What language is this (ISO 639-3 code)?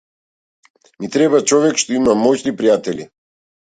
mkd